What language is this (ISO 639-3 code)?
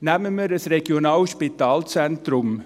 gsw